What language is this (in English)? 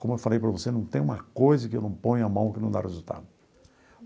Portuguese